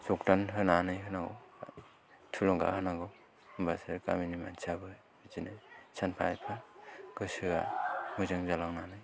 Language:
Bodo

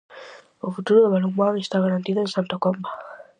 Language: Galician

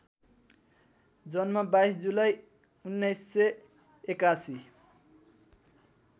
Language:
Nepali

